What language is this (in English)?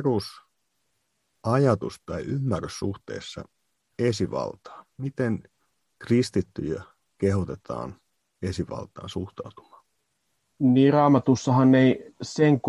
Finnish